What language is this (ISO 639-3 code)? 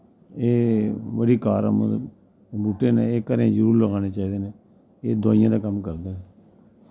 doi